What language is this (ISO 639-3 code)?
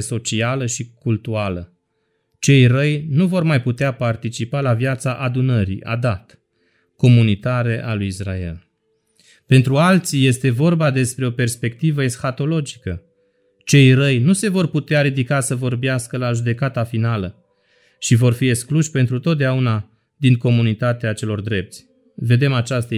ron